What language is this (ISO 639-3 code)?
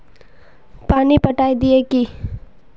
mag